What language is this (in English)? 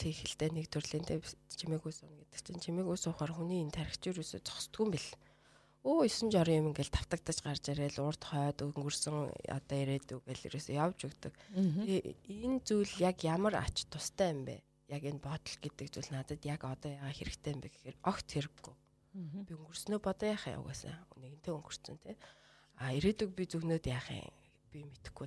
Russian